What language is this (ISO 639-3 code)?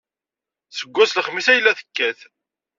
kab